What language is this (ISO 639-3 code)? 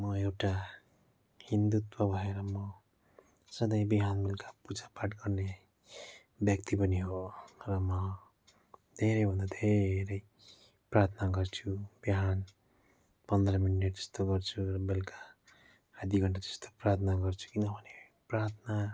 nep